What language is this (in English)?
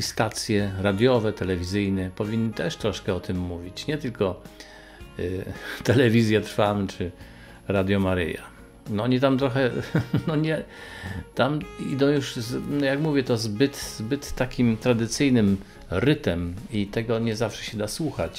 Polish